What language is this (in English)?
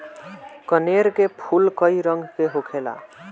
Bhojpuri